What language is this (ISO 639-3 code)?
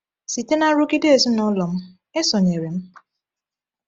ibo